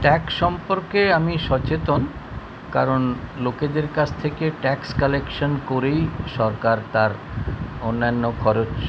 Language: Bangla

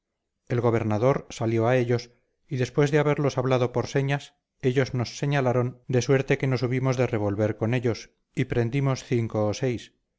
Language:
Spanish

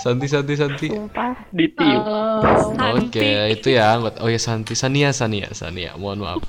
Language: Indonesian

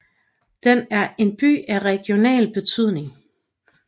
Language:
Danish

